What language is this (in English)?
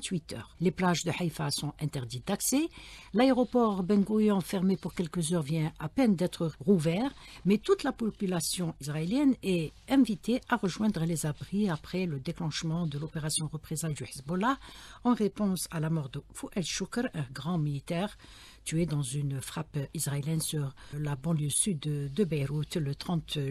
French